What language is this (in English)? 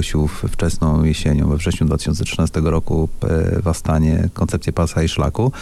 Polish